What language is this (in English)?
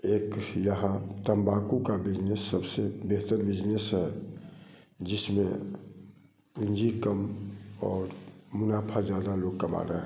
Hindi